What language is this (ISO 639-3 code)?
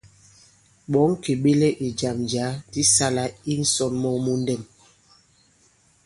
abb